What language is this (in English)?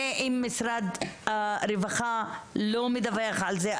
Hebrew